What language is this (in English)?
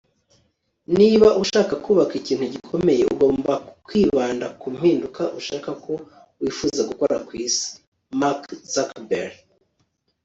Kinyarwanda